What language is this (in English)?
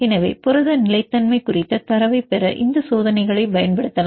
Tamil